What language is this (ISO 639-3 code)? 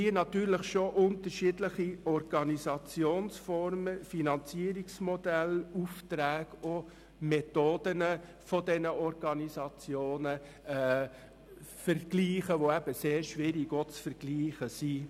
gsw